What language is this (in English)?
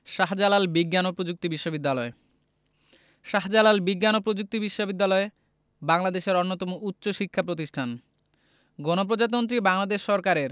Bangla